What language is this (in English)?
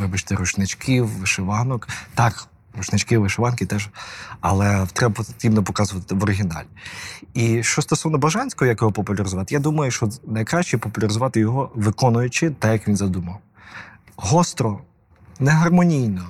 Ukrainian